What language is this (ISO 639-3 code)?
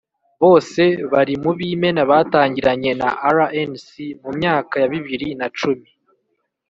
kin